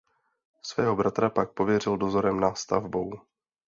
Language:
Czech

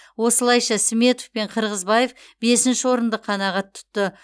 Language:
Kazakh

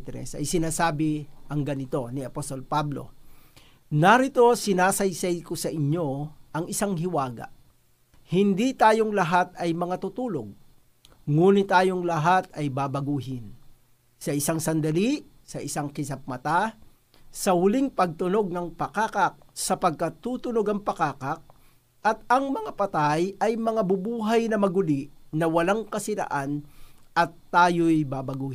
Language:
Filipino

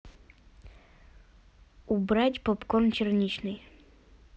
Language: Russian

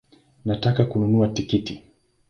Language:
Swahili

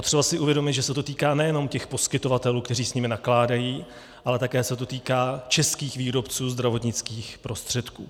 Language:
Czech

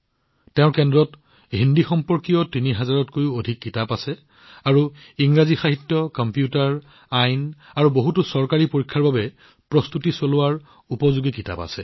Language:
Assamese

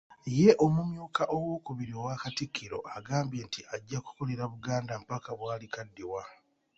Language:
Ganda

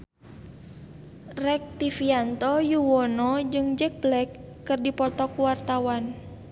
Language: Sundanese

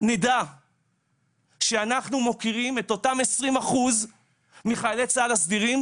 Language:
Hebrew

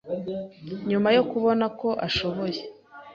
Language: Kinyarwanda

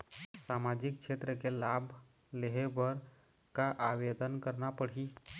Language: Chhattisgarhi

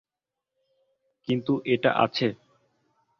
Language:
Bangla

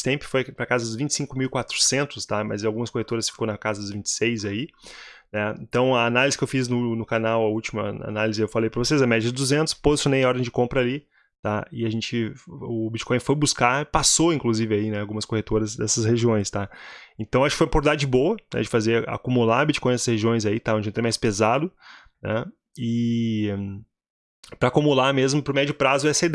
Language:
Portuguese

